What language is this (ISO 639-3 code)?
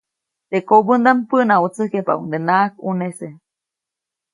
zoc